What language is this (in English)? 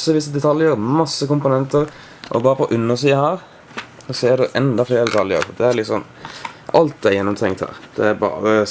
Dutch